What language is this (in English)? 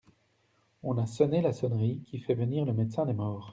French